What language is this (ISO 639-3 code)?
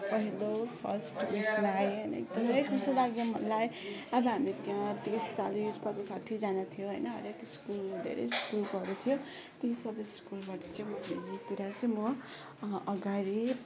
nep